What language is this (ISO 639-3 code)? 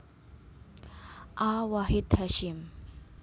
jav